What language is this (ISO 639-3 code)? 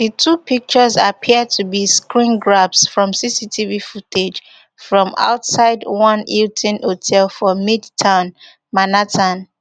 pcm